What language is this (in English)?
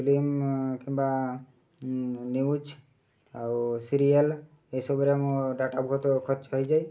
Odia